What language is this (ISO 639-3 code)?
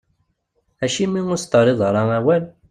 kab